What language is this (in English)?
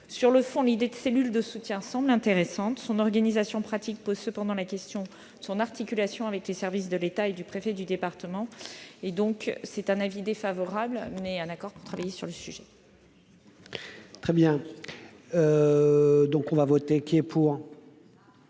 French